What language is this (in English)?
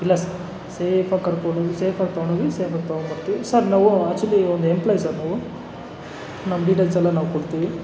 Kannada